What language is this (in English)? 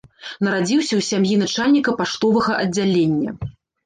Belarusian